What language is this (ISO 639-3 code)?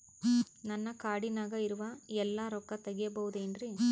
kan